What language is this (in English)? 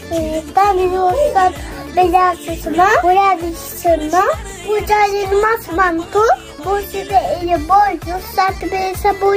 Turkish